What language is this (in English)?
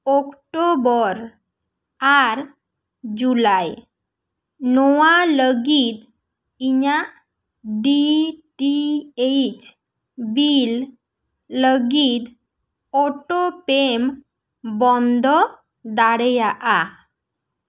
Santali